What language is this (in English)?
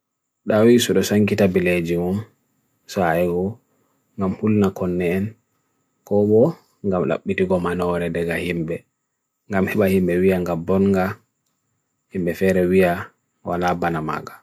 Bagirmi Fulfulde